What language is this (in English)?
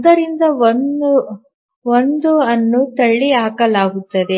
Kannada